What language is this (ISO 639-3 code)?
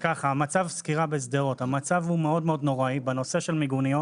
heb